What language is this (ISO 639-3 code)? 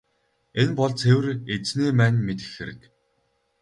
mon